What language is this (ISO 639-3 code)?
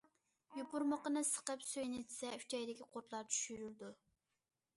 uig